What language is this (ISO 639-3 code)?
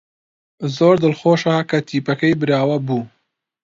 ckb